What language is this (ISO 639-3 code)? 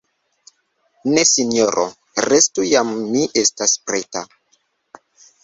epo